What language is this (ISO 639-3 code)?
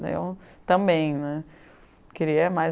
por